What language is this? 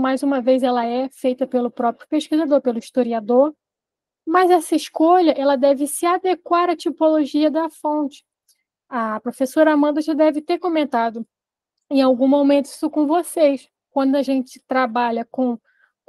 Portuguese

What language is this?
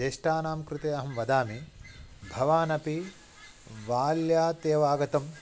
Sanskrit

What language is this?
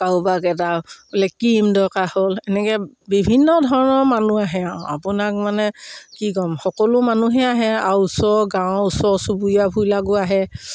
Assamese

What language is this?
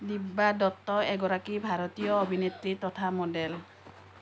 Assamese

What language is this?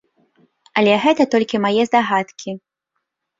Belarusian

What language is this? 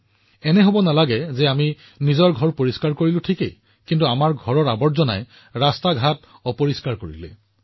Assamese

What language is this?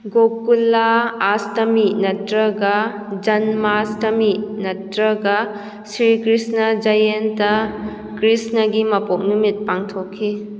Manipuri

